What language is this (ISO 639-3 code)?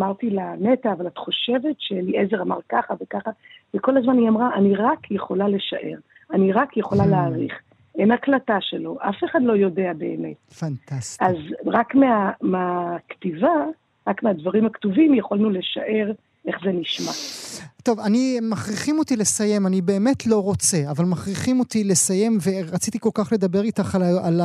heb